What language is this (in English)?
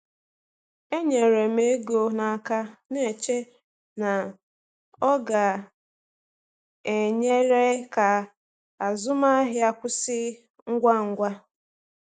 Igbo